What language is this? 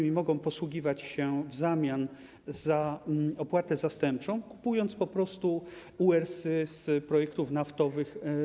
Polish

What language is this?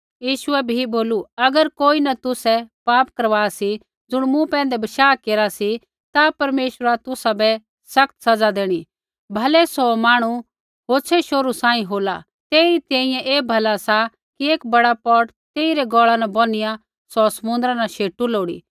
Kullu Pahari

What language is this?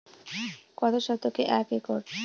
Bangla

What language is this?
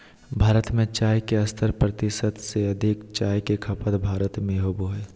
Magahi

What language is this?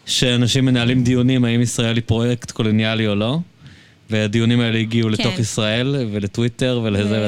Hebrew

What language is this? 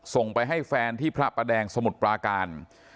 Thai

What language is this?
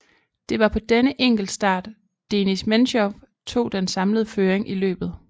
Danish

